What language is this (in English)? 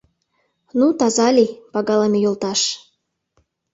Mari